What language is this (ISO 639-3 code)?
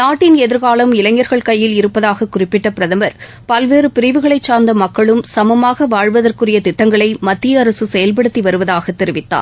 tam